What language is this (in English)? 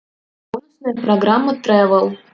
Russian